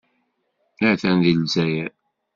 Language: Kabyle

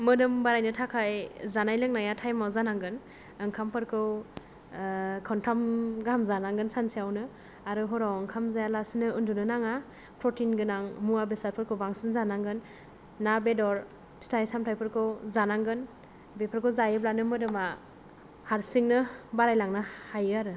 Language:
Bodo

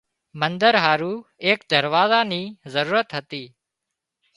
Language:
Wadiyara Koli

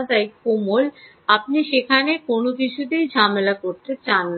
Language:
Bangla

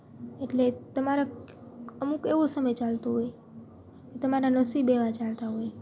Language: Gujarati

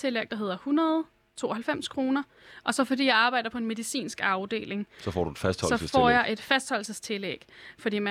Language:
Danish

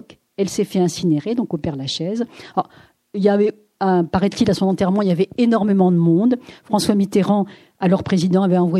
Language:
French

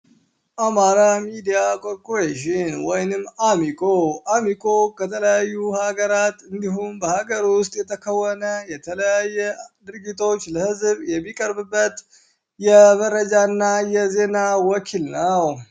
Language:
Amharic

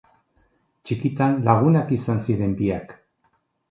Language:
Basque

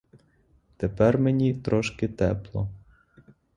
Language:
Ukrainian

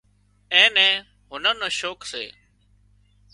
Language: Wadiyara Koli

